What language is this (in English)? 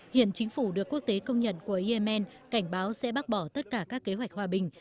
Vietnamese